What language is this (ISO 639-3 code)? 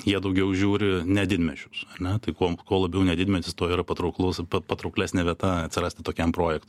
lit